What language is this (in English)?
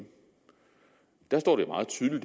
Danish